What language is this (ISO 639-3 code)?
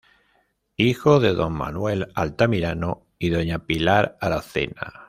spa